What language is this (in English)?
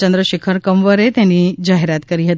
Gujarati